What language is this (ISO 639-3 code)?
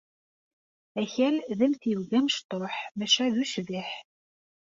kab